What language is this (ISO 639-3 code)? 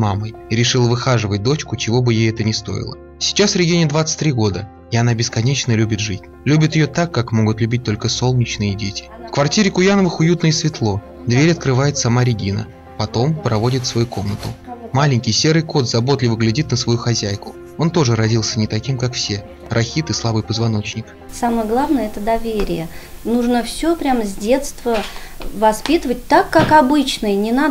rus